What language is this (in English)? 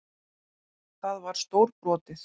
Icelandic